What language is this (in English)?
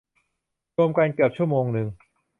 Thai